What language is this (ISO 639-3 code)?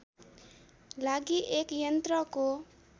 nep